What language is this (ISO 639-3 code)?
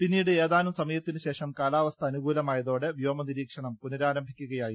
mal